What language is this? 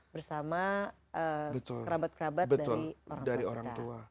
Indonesian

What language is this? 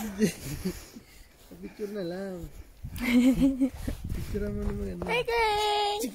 Dutch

